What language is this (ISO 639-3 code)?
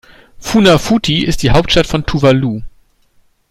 deu